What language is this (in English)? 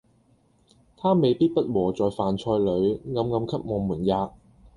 Cantonese